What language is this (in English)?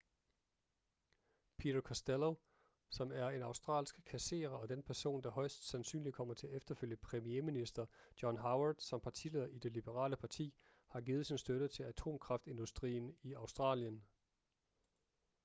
Danish